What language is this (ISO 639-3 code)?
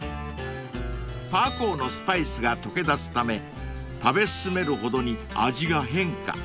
jpn